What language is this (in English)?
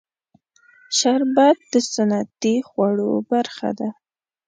Pashto